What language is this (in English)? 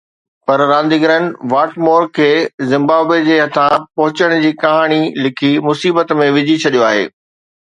Sindhi